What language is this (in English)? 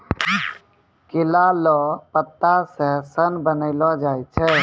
Maithili